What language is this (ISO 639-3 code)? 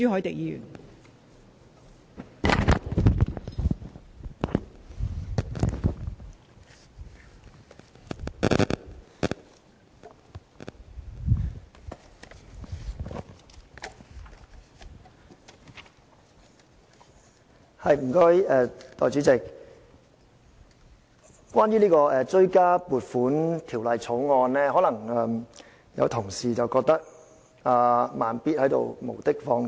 yue